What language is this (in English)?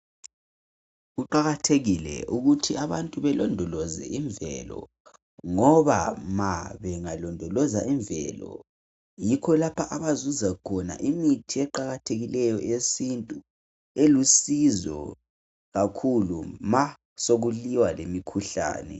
North Ndebele